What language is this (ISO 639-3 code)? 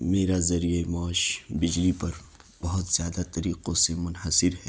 urd